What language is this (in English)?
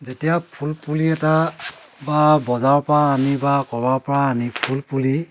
Assamese